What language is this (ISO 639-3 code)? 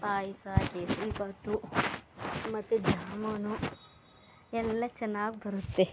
kan